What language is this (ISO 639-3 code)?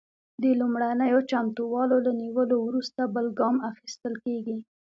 pus